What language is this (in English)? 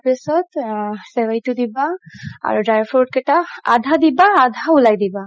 Assamese